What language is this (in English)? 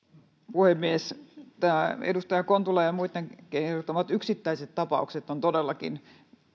Finnish